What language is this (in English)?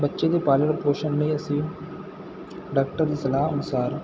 Punjabi